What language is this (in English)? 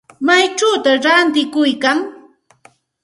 Santa Ana de Tusi Pasco Quechua